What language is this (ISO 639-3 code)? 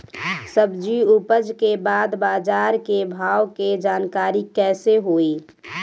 bho